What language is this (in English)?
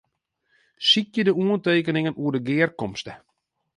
Western Frisian